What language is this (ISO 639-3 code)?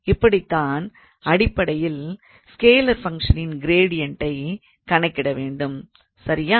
tam